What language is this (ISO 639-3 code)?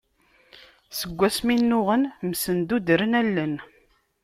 kab